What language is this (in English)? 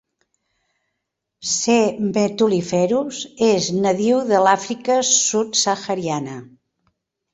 Catalan